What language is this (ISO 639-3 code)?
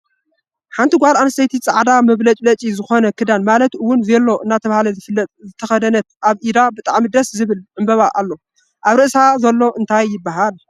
tir